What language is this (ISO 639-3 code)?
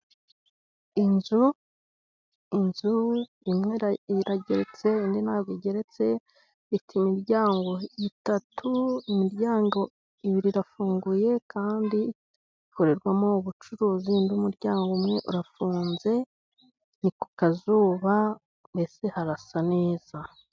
kin